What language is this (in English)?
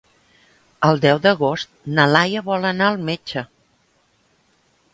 Catalan